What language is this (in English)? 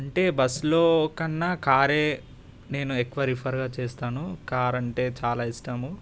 Telugu